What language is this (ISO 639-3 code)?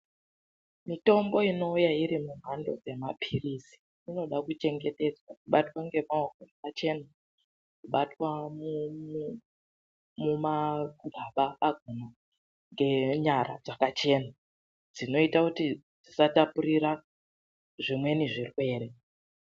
ndc